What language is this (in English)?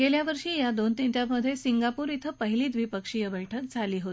Marathi